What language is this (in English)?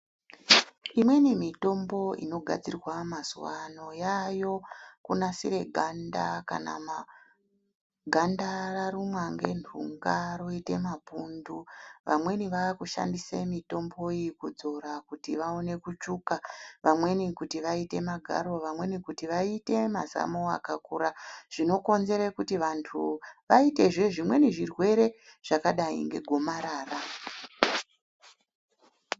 Ndau